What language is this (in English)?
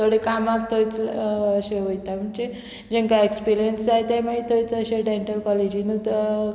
Konkani